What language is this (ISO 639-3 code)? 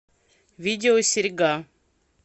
rus